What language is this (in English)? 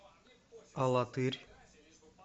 Russian